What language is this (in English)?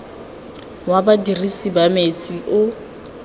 Tswana